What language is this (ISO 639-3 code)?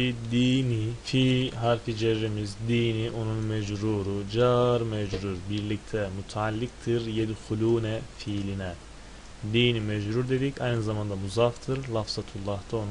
tur